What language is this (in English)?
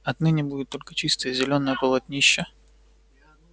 Russian